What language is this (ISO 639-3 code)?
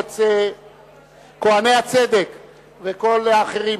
heb